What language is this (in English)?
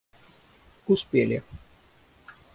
Russian